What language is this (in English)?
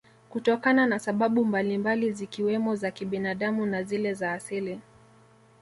Swahili